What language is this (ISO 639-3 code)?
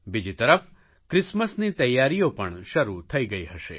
guj